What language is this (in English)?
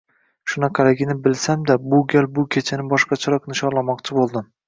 Uzbek